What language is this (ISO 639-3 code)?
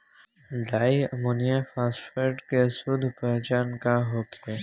bho